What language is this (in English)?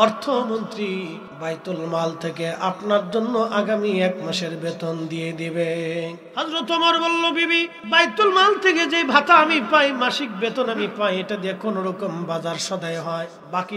Arabic